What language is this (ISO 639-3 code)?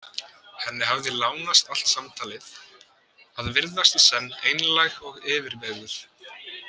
isl